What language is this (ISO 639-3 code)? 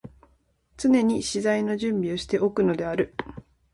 jpn